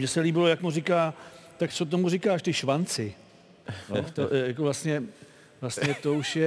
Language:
Czech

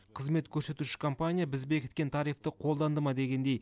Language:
Kazakh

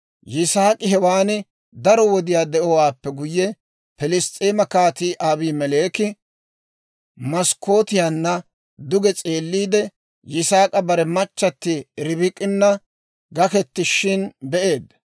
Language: Dawro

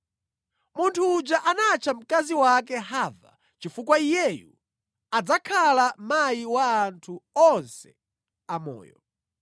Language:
Nyanja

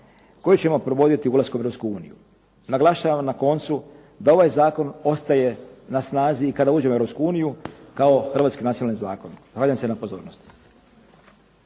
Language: Croatian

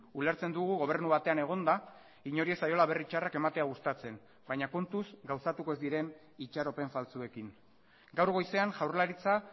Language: Basque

